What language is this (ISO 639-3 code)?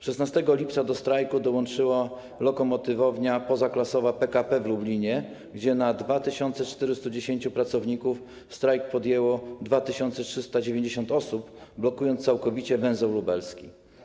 pol